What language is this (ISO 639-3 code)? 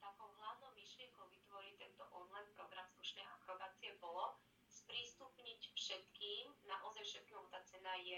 slk